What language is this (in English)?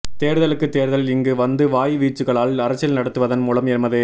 Tamil